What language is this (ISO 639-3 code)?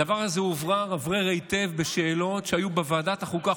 heb